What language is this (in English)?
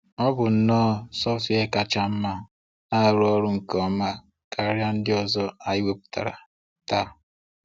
Igbo